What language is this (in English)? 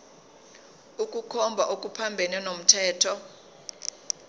Zulu